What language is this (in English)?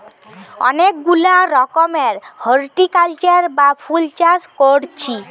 Bangla